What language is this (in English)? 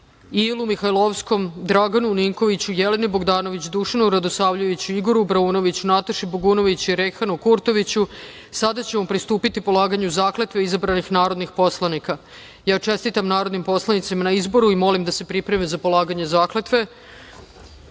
Serbian